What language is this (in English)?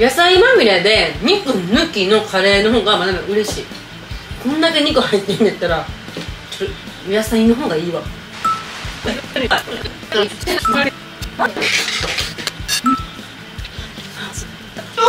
Japanese